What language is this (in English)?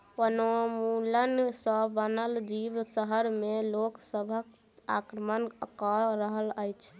Maithili